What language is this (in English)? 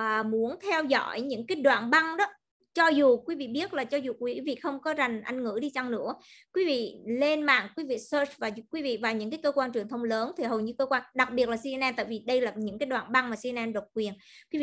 Vietnamese